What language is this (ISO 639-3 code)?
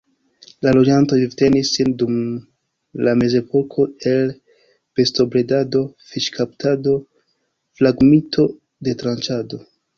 epo